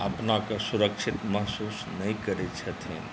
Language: Maithili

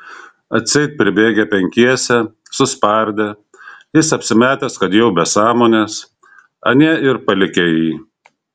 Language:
Lithuanian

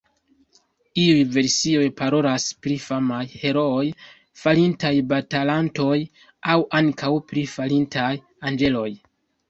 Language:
Esperanto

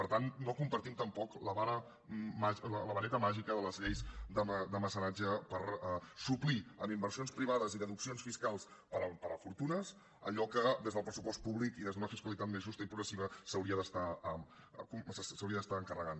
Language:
Catalan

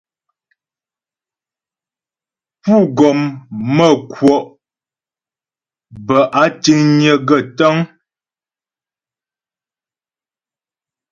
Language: Ghomala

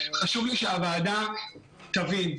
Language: Hebrew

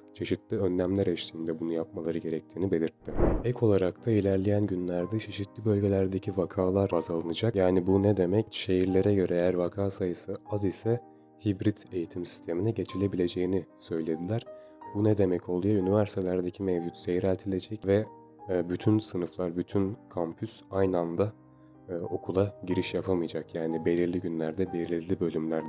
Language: Turkish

